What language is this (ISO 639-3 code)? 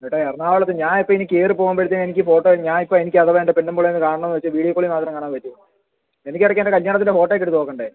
mal